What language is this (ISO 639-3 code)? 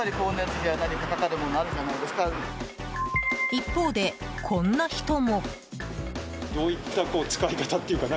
jpn